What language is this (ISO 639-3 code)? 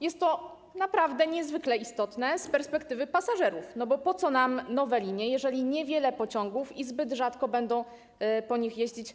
pol